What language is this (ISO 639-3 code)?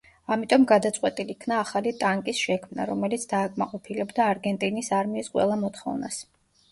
kat